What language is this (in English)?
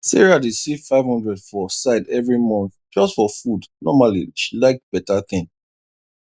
Nigerian Pidgin